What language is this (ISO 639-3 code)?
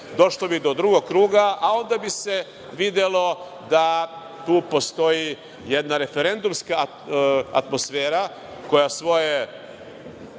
srp